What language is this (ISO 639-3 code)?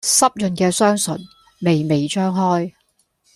yue